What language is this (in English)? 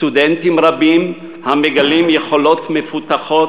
Hebrew